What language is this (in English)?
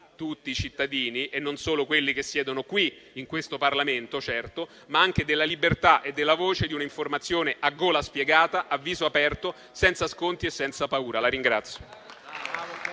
Italian